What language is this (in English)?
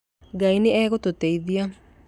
Kikuyu